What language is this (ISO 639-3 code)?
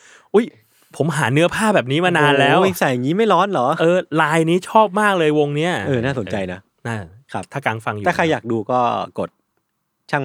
tha